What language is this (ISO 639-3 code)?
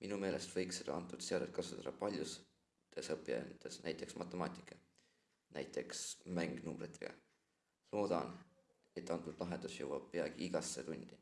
rus